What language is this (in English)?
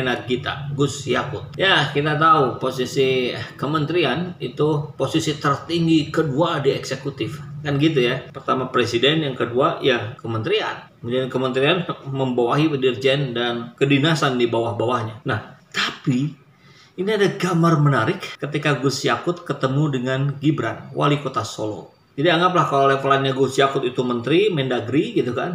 Indonesian